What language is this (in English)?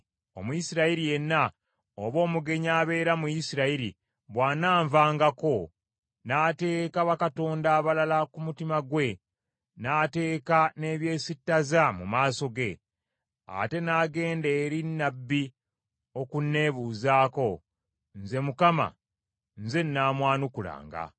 Ganda